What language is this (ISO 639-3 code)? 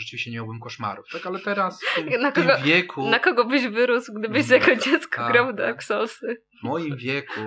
pol